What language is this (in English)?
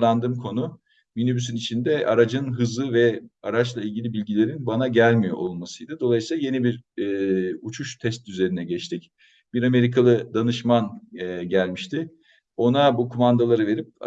Turkish